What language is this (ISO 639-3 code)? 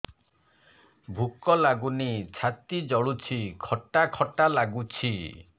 ori